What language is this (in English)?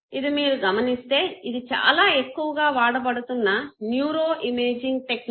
Telugu